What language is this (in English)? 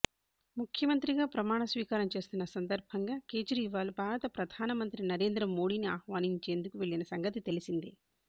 Telugu